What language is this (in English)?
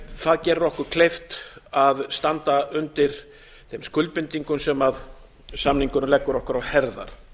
Icelandic